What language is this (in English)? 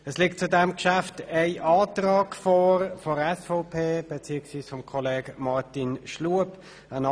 Swiss German